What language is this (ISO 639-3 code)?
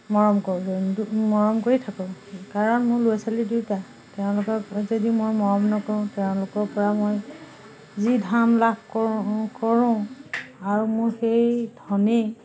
asm